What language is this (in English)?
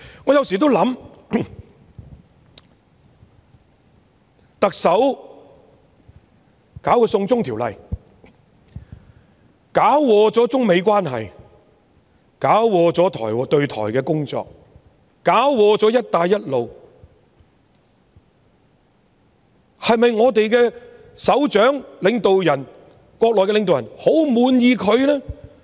Cantonese